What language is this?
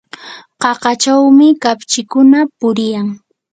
Yanahuanca Pasco Quechua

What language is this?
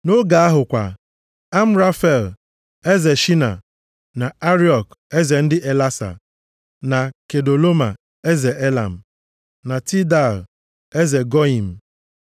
Igbo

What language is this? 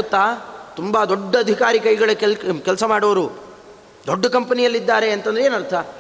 Kannada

